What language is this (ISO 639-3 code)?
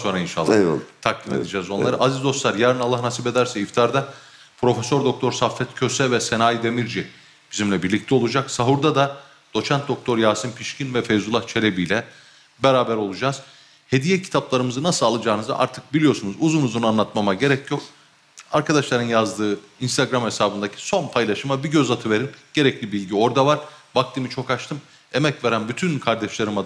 tur